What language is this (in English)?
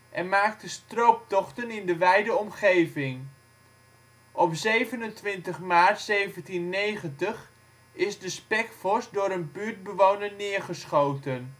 Dutch